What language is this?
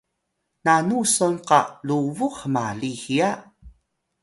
Atayal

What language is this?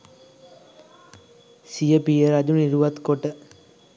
Sinhala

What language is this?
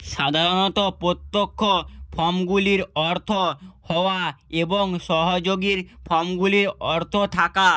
Bangla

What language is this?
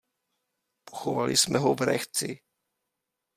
Czech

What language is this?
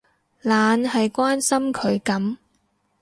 Cantonese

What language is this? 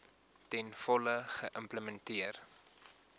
Afrikaans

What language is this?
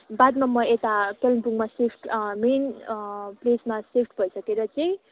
Nepali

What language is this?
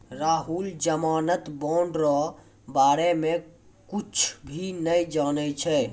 Maithili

